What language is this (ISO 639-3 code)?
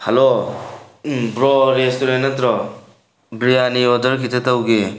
mni